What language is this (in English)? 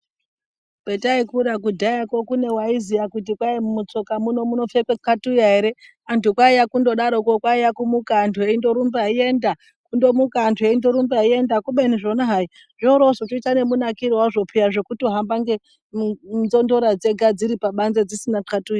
Ndau